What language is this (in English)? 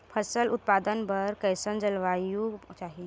Chhattisgarhi